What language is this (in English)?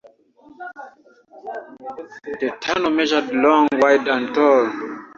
English